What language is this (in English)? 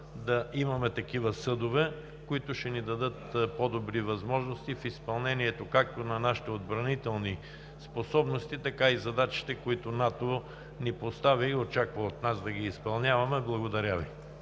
Bulgarian